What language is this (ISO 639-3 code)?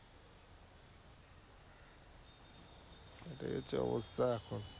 ben